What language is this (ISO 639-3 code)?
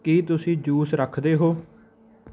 pan